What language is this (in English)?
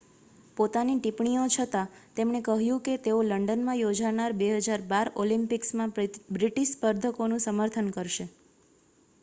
Gujarati